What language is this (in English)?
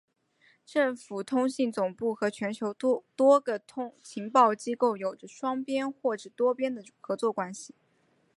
Chinese